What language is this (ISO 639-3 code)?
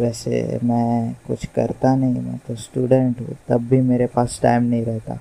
hin